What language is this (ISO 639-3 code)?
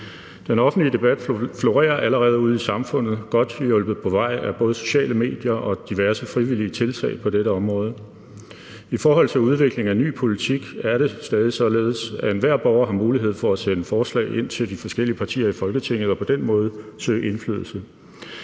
dan